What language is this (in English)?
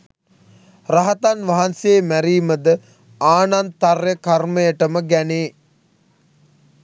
Sinhala